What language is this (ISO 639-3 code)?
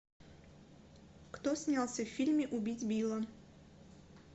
rus